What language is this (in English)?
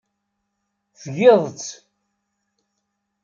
Kabyle